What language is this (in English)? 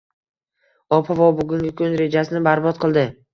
Uzbek